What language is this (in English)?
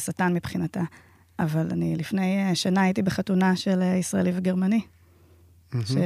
Hebrew